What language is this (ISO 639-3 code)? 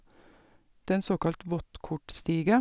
nor